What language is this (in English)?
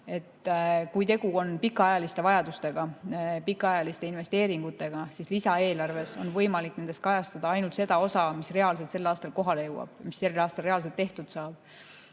Estonian